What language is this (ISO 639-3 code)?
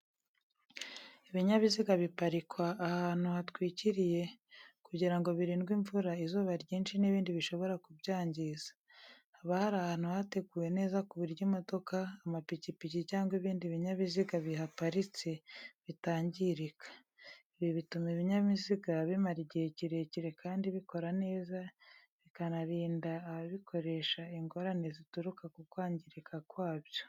kin